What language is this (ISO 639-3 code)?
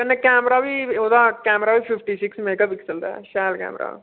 doi